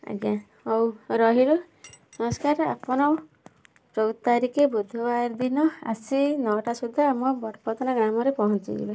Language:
Odia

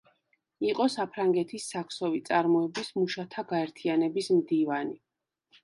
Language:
Georgian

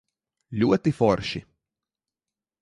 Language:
Latvian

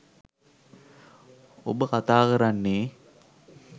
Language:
Sinhala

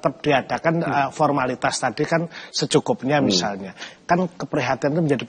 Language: Indonesian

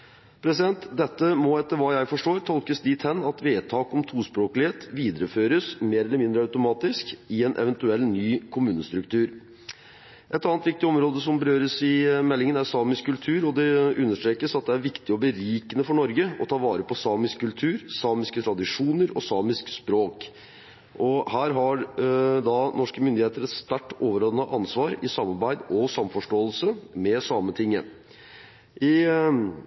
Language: Norwegian Bokmål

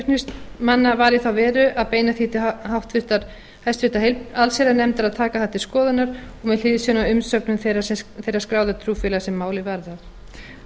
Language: Icelandic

